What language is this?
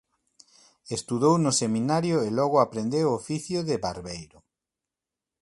Galician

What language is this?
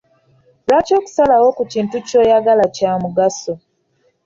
Ganda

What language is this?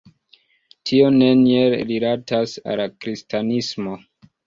Esperanto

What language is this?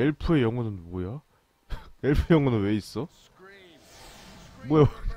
Korean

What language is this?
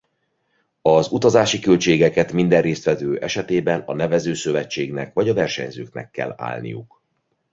Hungarian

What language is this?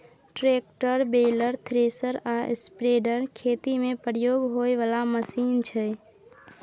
Maithili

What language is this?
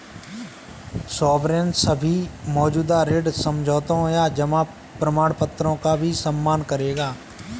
Hindi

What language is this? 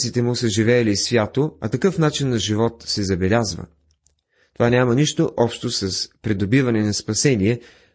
Bulgarian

